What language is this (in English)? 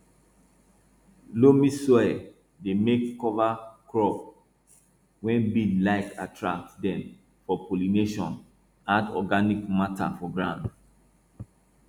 Nigerian Pidgin